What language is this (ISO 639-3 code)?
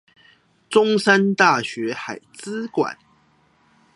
zho